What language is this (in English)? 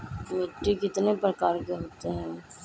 Magahi